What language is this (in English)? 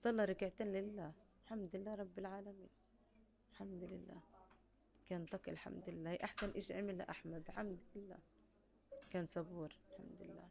Arabic